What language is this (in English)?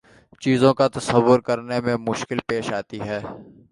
Urdu